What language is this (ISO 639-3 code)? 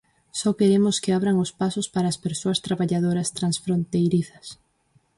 glg